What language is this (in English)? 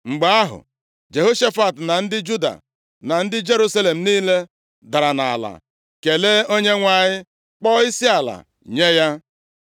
Igbo